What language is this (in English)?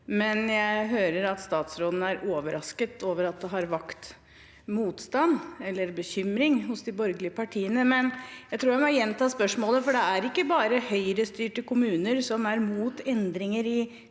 Norwegian